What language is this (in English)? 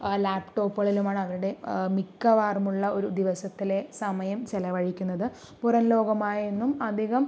Malayalam